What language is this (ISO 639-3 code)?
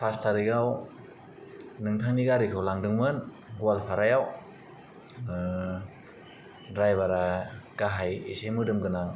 brx